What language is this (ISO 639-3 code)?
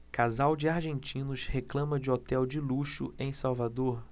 por